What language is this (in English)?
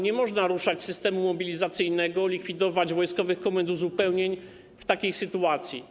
Polish